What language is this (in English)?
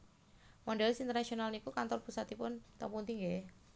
Javanese